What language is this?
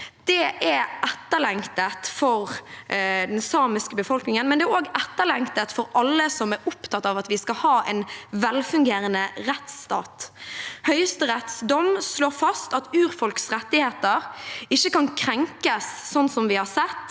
Norwegian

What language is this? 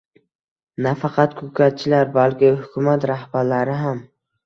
Uzbek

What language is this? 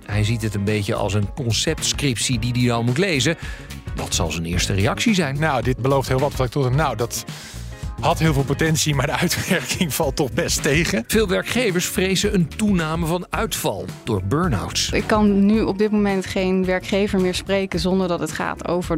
Dutch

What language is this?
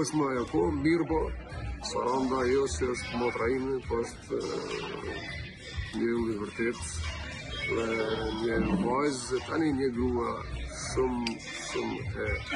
Romanian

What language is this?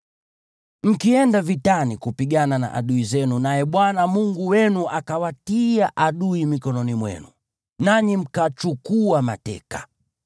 Swahili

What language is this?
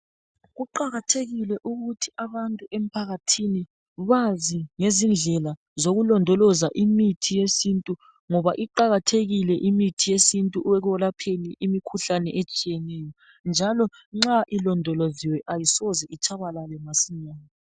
North Ndebele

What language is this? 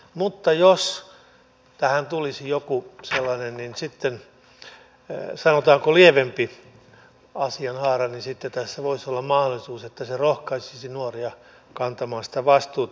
Finnish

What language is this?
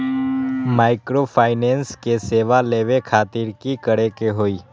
Magahi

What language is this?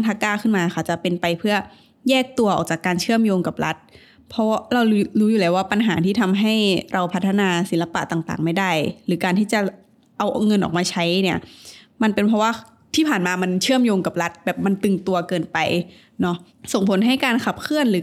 Thai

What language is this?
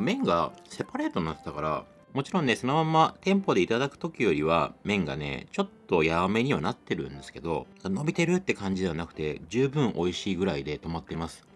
Japanese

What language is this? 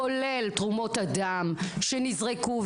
Hebrew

